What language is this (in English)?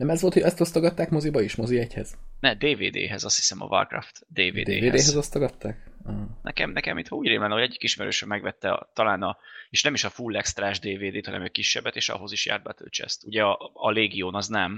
Hungarian